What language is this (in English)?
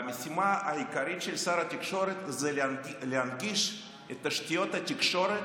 Hebrew